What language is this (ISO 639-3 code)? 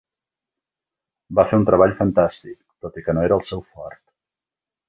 cat